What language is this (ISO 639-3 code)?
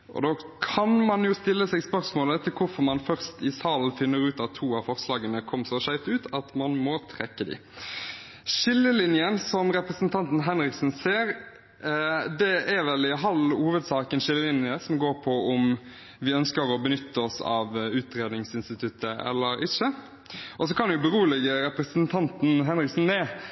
nob